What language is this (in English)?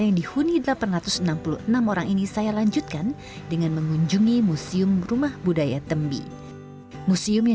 Indonesian